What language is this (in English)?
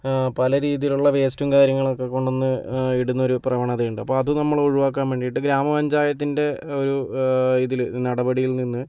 Malayalam